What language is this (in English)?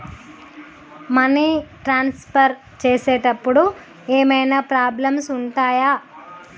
Telugu